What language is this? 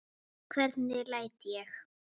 Icelandic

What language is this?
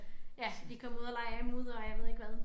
Danish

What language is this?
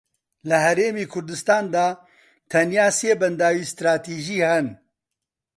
Central Kurdish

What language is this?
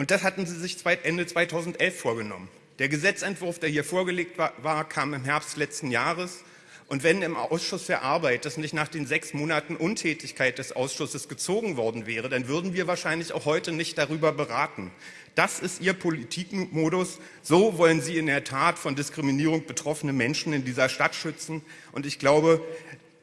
German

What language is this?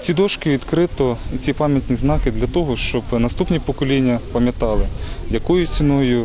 Ukrainian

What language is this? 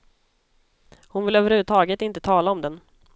Swedish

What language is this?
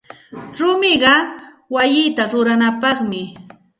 Santa Ana de Tusi Pasco Quechua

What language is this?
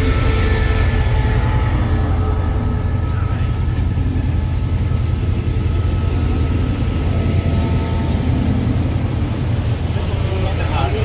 Thai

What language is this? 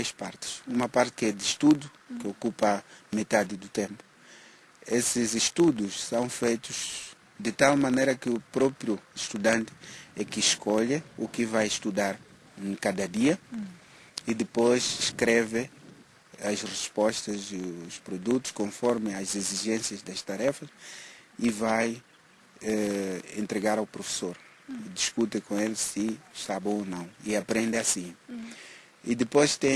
Portuguese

